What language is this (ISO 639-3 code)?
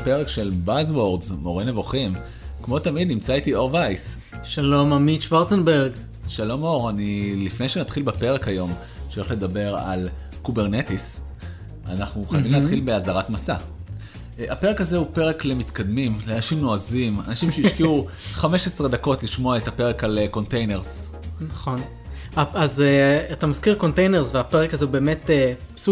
heb